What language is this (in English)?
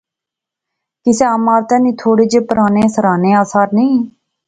Pahari-Potwari